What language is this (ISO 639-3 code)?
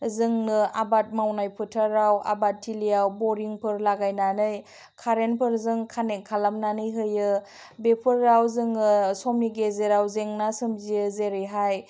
brx